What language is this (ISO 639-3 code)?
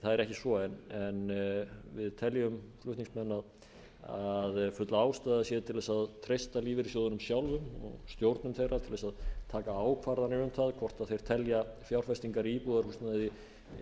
isl